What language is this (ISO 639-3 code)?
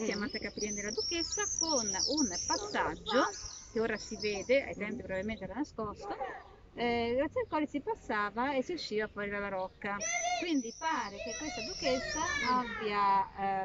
ita